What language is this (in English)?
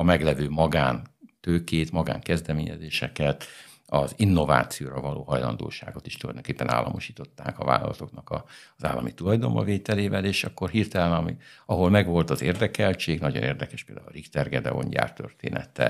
Hungarian